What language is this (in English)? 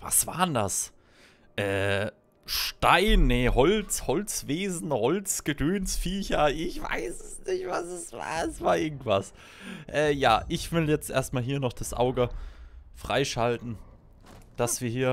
German